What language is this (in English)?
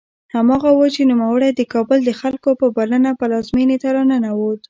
Pashto